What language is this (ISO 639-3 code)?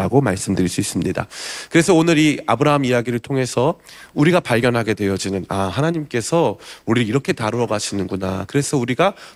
kor